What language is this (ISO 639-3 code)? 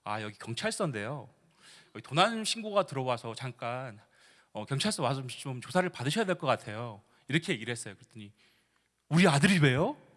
kor